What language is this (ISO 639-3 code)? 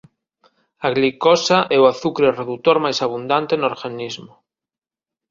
glg